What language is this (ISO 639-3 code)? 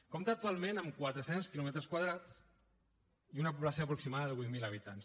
cat